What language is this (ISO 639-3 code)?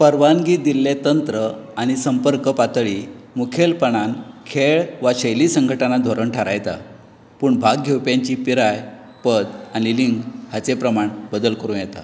kok